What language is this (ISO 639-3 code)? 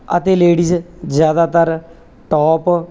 pan